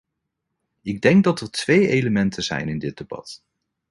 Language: Dutch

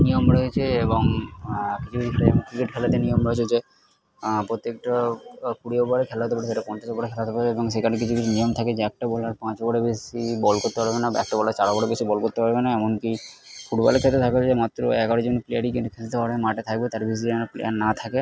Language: Bangla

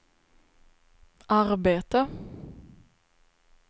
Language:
Swedish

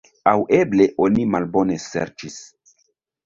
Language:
Esperanto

